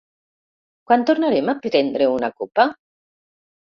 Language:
Catalan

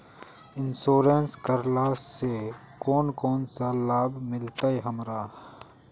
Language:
Magahi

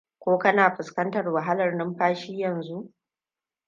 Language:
Hausa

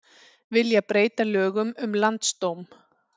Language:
Icelandic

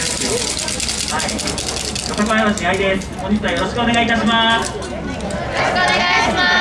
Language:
Japanese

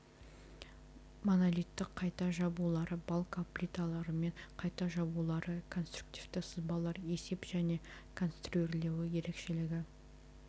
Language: Kazakh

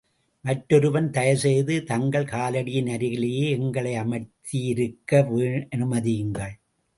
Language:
Tamil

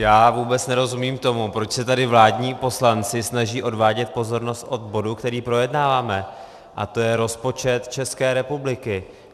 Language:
Czech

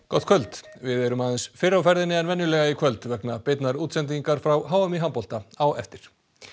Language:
Icelandic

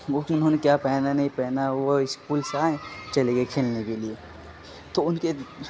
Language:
Urdu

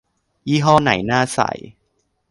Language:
Thai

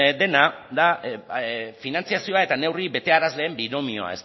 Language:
Basque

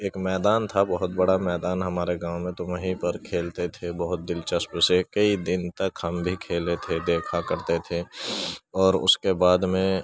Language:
Urdu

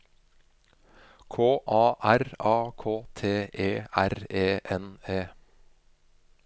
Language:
Norwegian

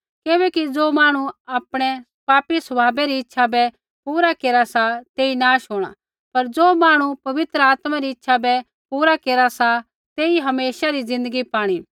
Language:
Kullu Pahari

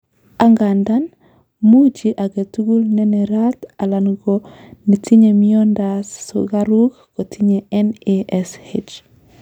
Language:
Kalenjin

